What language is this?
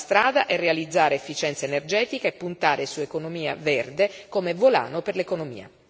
Italian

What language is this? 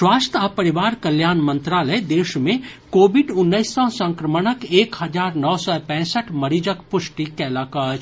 Maithili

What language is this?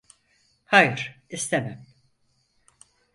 Turkish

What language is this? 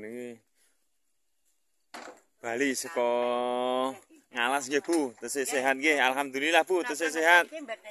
Indonesian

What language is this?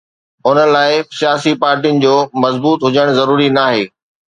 Sindhi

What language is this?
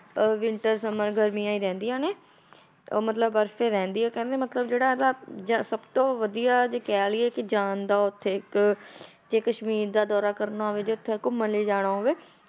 Punjabi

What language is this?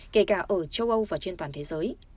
Vietnamese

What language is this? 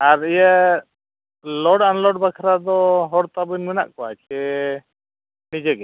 Santali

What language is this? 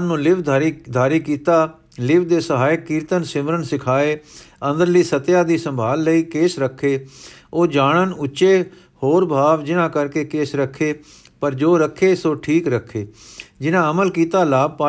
Punjabi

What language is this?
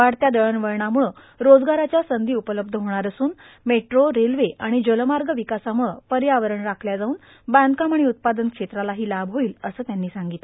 Marathi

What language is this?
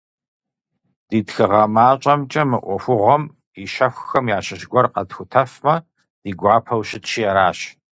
Kabardian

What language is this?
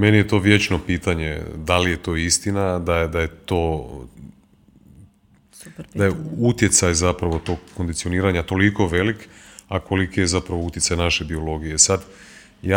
Croatian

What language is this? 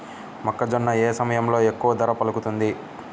Telugu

